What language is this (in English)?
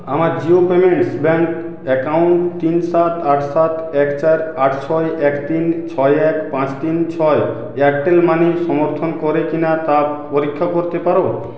Bangla